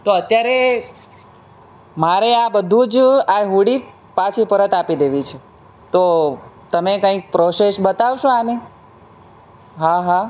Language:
Gujarati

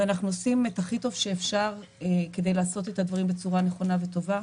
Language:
Hebrew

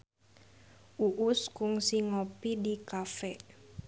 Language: Sundanese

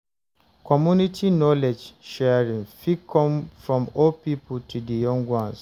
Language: Nigerian Pidgin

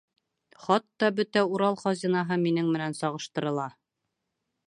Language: Bashkir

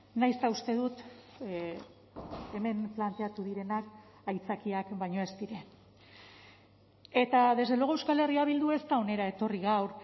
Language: Basque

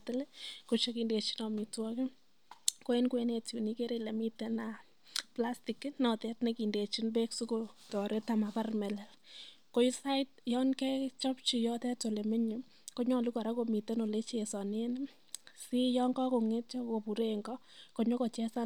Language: Kalenjin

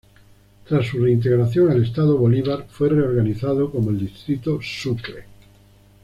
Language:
Spanish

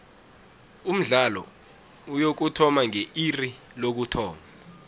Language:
South Ndebele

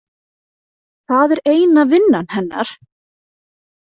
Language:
Icelandic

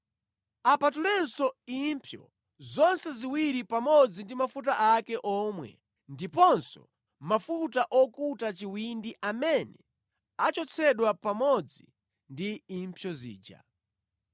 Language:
Nyanja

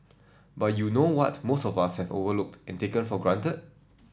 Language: English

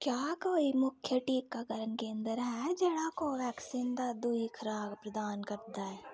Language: Dogri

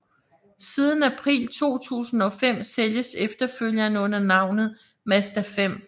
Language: Danish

